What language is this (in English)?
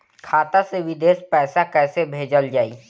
Bhojpuri